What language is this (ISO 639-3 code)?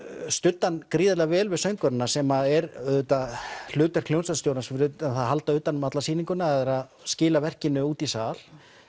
isl